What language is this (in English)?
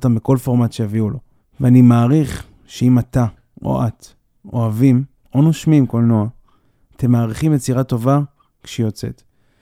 Hebrew